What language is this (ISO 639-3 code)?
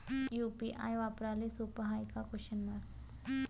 mar